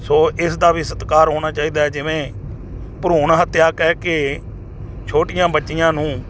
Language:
Punjabi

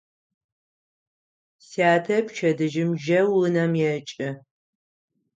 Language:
Adyghe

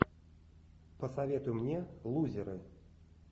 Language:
Russian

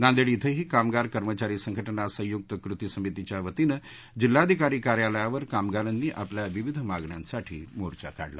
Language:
Marathi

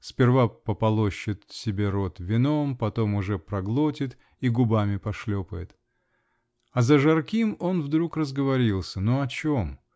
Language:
Russian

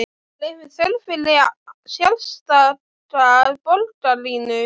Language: Icelandic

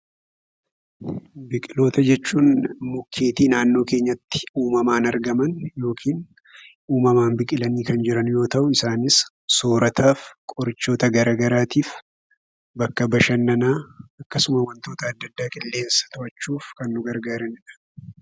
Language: Oromo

